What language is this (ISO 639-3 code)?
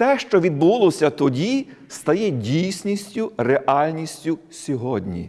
ukr